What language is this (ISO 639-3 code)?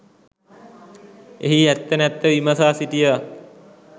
sin